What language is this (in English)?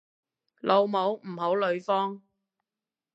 Cantonese